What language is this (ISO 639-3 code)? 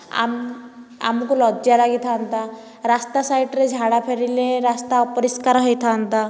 ori